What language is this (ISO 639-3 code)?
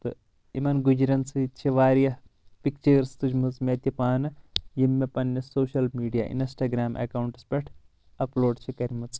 kas